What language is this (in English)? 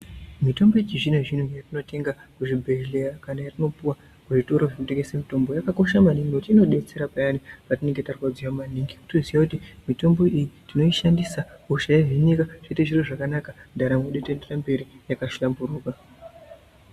Ndau